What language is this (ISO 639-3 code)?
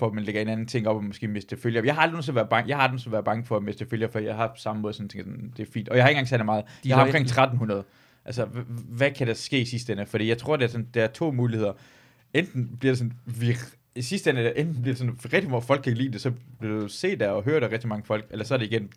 dan